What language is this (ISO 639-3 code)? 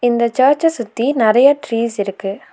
tam